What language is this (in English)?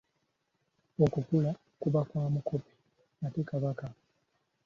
Ganda